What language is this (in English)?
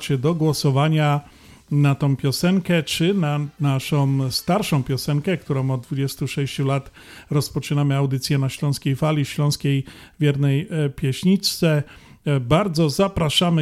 Polish